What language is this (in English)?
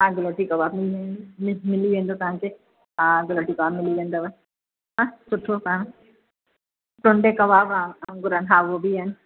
Sindhi